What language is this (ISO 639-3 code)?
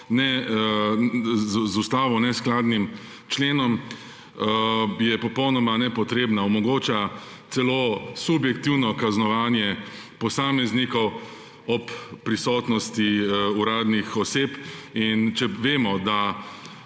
slv